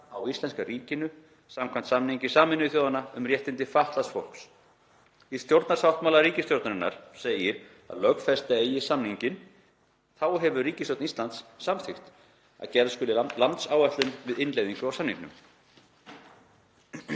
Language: Icelandic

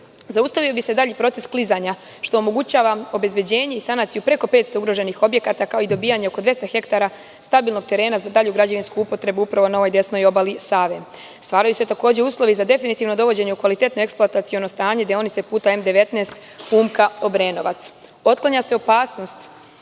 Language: Serbian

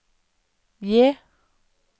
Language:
Norwegian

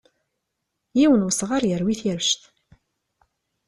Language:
Kabyle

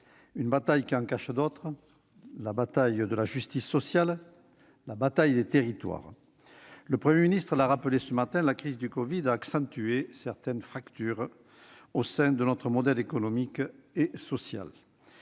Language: French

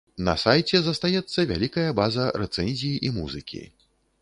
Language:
Belarusian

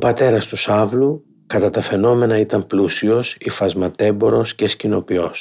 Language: Greek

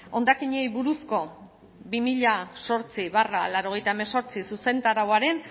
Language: Basque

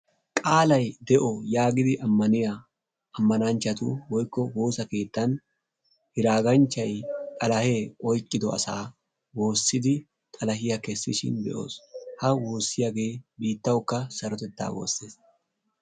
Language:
Wolaytta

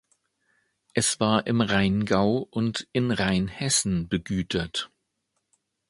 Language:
German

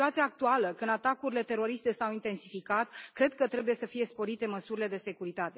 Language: Romanian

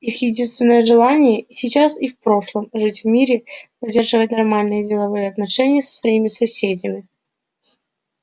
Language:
Russian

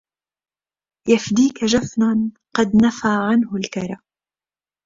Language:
Arabic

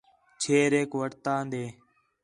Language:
Khetrani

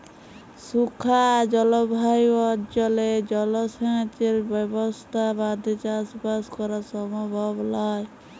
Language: Bangla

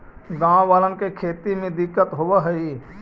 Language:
Magahi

